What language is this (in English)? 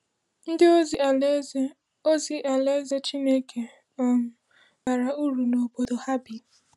Igbo